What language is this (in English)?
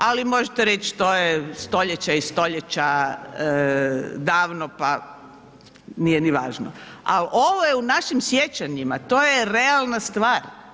Croatian